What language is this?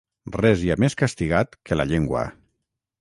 Catalan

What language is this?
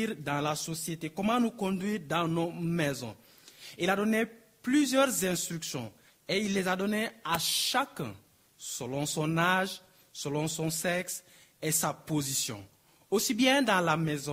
French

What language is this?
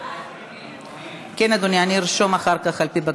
Hebrew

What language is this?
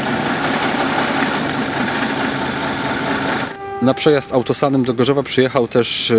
Polish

